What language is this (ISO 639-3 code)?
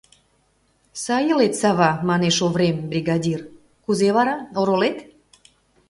chm